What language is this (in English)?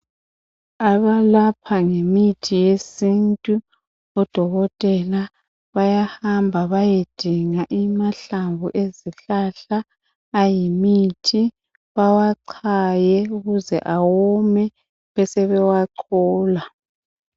North Ndebele